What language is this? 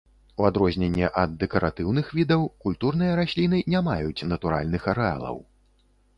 Belarusian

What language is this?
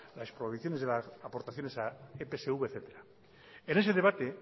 Spanish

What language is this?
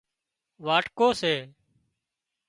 Wadiyara Koli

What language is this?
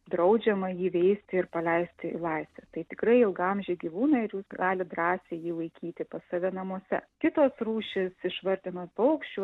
Lithuanian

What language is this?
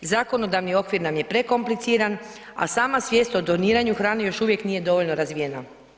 Croatian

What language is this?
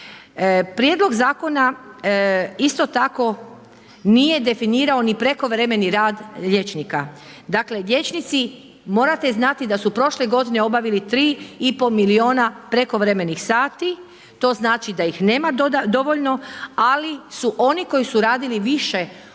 Croatian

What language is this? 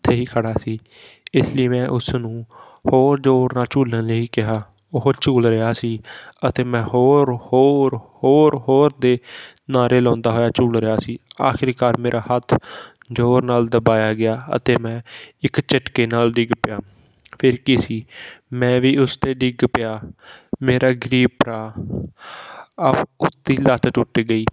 Punjabi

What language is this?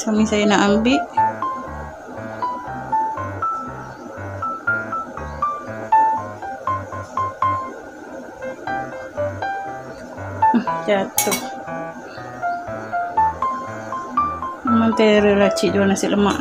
Malay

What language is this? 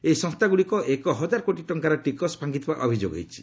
Odia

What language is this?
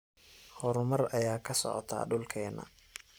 Somali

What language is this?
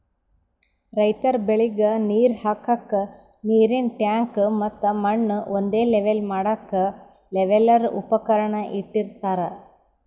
Kannada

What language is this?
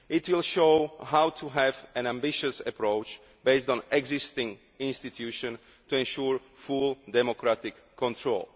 English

